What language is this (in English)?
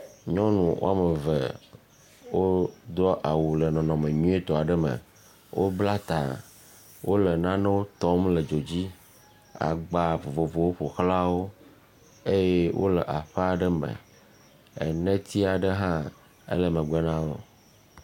Ewe